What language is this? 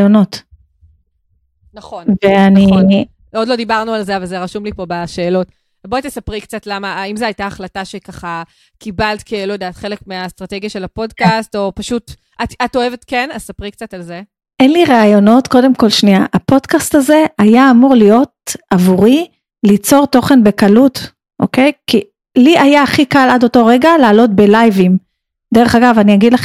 Hebrew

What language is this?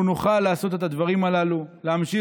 Hebrew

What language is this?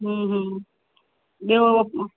Sindhi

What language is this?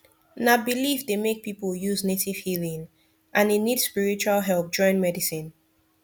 Nigerian Pidgin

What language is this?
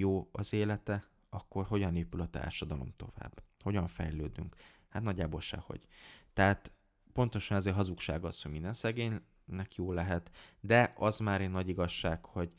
Hungarian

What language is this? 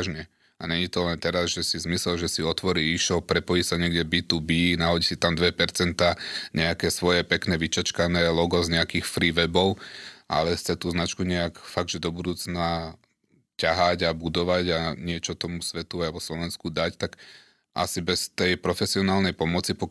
Slovak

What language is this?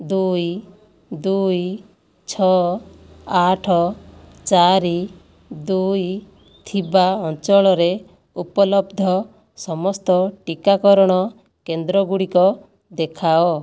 Odia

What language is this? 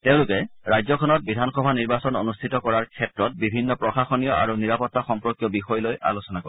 Assamese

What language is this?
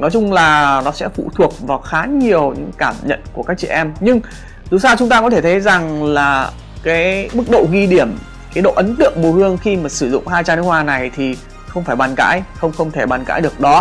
Vietnamese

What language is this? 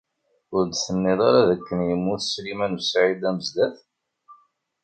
Kabyle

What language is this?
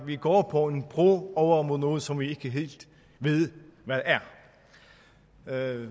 Danish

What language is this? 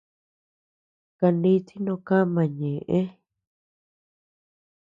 Tepeuxila Cuicatec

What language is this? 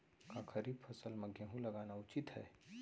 Chhattisgarhi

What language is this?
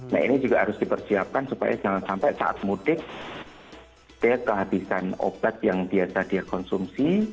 Indonesian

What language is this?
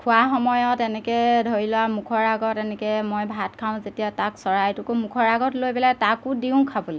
Assamese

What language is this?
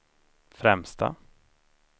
Swedish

